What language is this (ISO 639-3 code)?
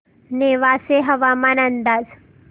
mar